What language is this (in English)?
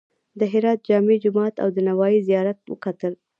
Pashto